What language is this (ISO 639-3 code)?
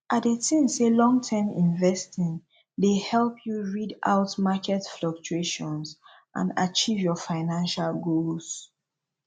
pcm